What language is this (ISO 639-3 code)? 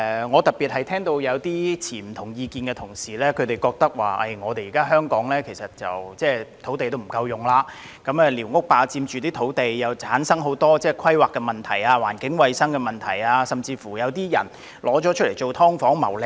yue